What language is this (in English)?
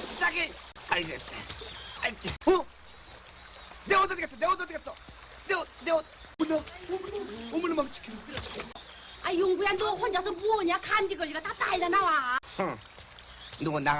Korean